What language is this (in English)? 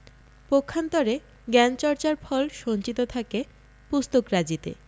Bangla